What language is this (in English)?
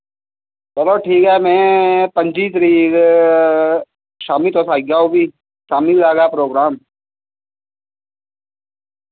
Dogri